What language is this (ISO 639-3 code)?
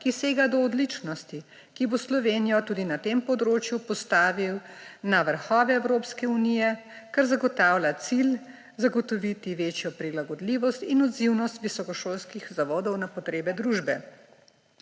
slv